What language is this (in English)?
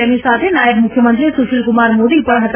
Gujarati